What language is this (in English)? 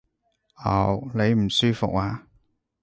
Cantonese